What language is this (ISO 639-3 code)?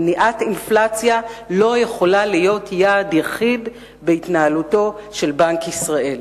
heb